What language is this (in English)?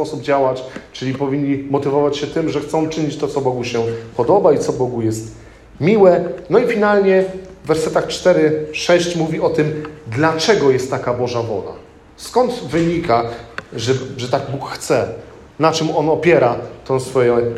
Polish